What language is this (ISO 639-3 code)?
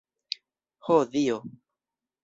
epo